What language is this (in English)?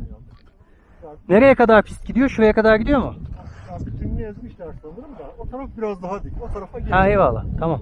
Turkish